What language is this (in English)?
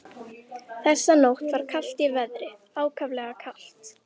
Icelandic